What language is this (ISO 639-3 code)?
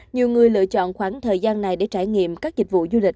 vie